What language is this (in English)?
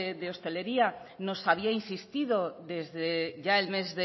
Spanish